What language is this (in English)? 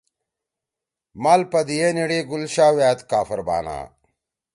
Torwali